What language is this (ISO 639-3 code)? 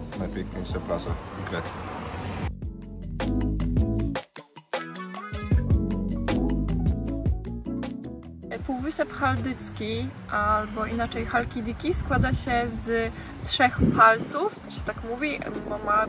pol